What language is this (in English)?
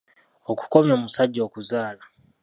Ganda